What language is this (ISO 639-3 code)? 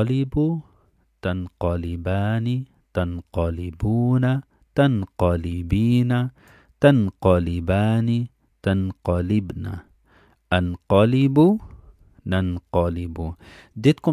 nld